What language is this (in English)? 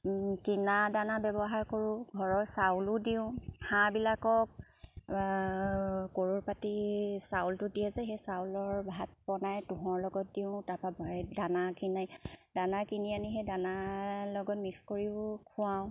Assamese